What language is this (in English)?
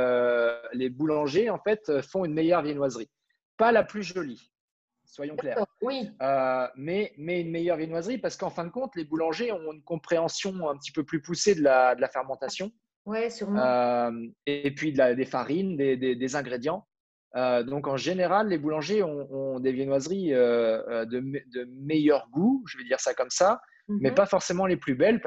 French